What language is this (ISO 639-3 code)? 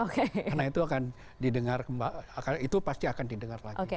ind